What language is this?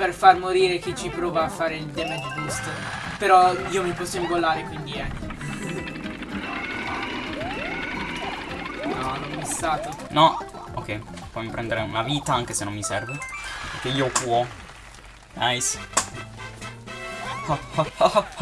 Italian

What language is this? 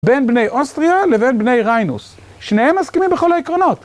Hebrew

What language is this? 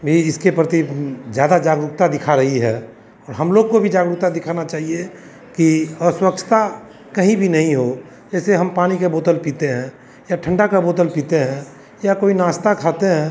Hindi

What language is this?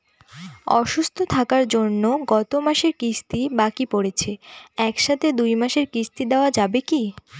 Bangla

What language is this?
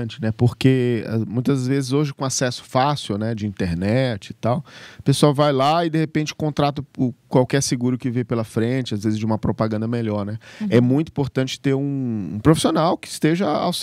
Portuguese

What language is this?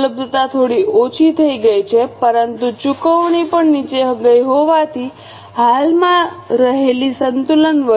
Gujarati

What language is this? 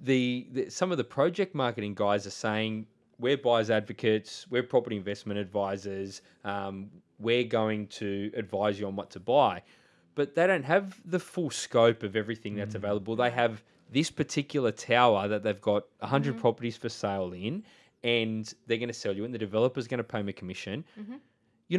English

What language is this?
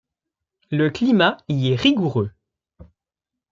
French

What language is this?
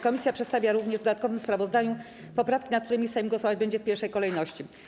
Polish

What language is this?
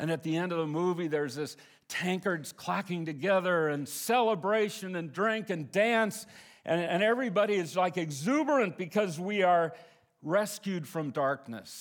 English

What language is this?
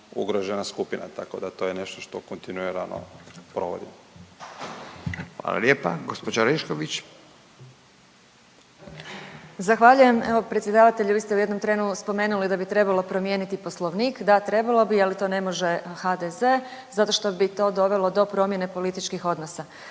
Croatian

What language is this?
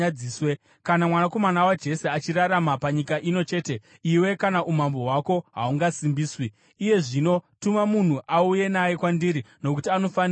Shona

